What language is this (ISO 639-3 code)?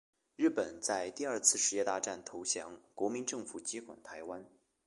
zho